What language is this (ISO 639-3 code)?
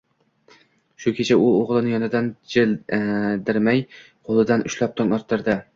uzb